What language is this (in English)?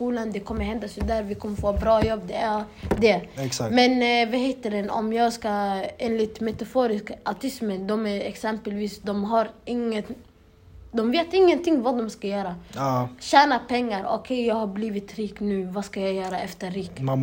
Swedish